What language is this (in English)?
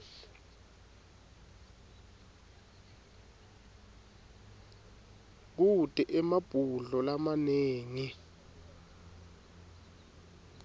Swati